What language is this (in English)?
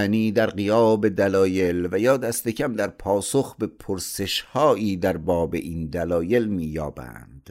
Persian